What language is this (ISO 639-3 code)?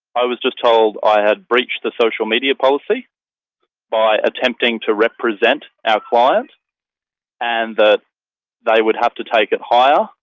eng